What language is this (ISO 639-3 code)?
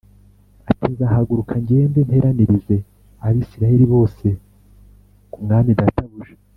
kin